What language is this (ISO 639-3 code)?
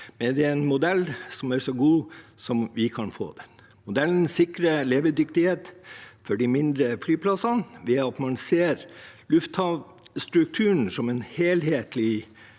nor